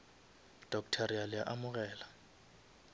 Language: Northern Sotho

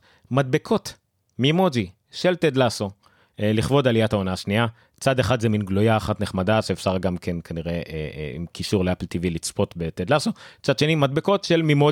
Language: Hebrew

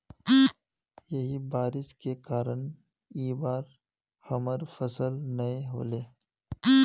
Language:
Magahi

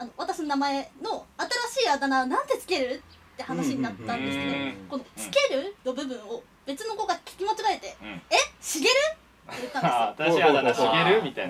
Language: Japanese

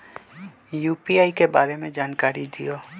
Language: Magahi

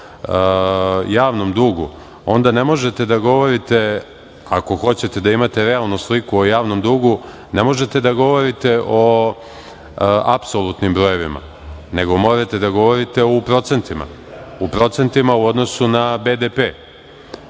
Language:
Serbian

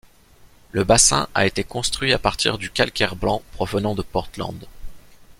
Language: French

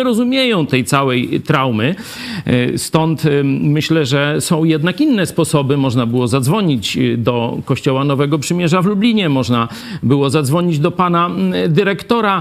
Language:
Polish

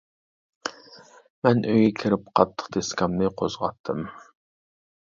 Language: Uyghur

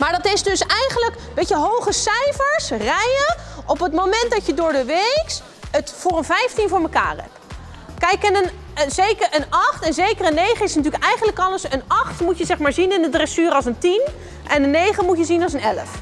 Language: Dutch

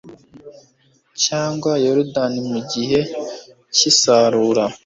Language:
Kinyarwanda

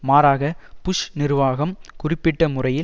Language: Tamil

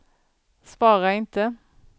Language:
Swedish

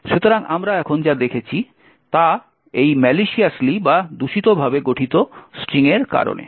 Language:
Bangla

